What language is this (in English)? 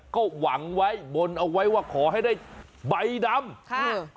Thai